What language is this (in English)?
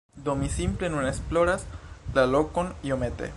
Esperanto